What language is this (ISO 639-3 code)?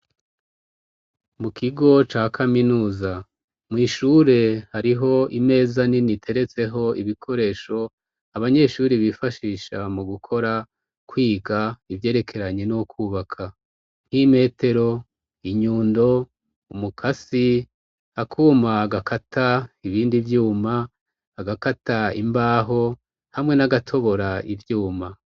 run